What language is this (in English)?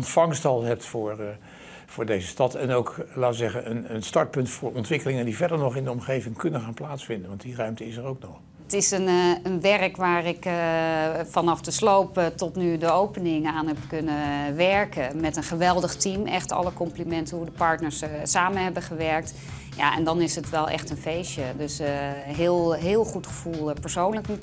Dutch